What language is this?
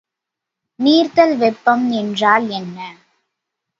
Tamil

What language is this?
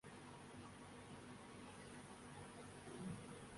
Urdu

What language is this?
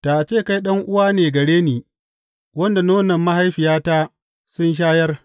Hausa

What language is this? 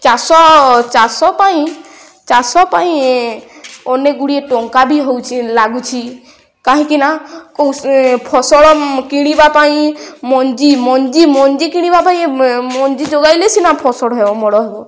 Odia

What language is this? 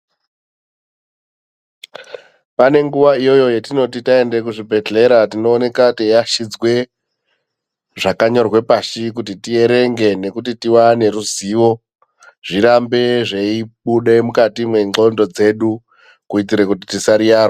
Ndau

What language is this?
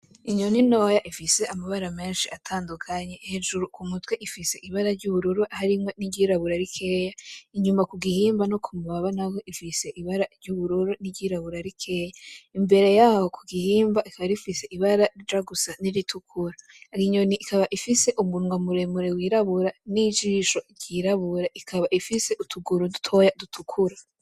Rundi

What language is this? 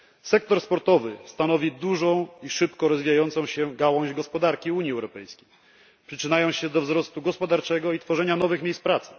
Polish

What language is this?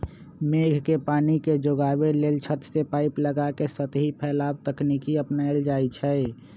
Magahi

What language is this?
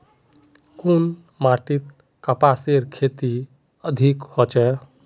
Magahi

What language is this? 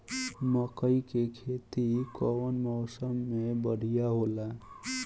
Bhojpuri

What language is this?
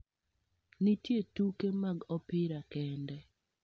Luo (Kenya and Tanzania)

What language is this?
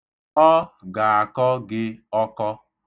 Igbo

